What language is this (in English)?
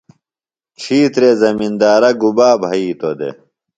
Phalura